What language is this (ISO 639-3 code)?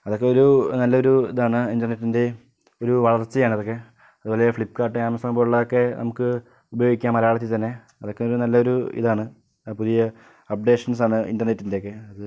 mal